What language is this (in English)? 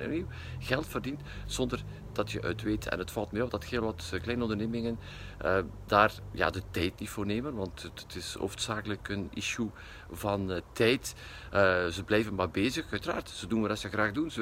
Dutch